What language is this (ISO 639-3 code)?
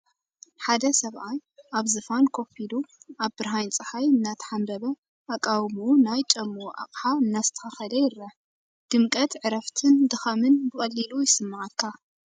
tir